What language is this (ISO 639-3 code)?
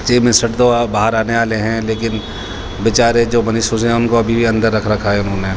urd